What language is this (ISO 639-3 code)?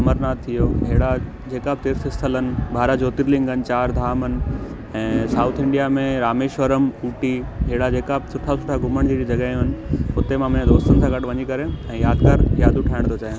snd